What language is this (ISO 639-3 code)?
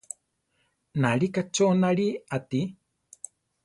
tar